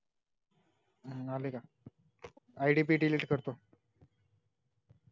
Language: Marathi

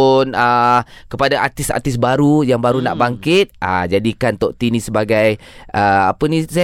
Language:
Malay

